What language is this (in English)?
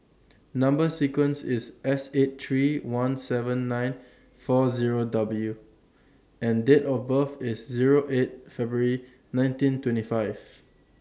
English